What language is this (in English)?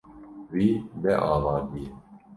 Kurdish